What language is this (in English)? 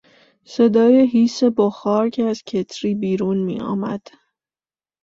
Persian